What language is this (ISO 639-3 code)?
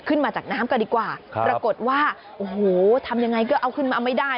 tha